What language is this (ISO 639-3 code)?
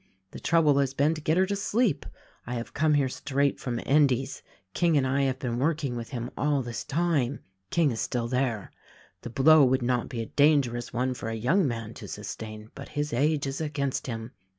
eng